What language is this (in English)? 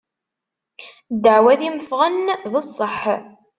Kabyle